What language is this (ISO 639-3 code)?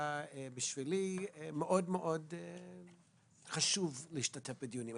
heb